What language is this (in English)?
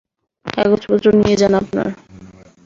Bangla